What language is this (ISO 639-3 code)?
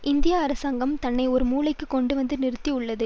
tam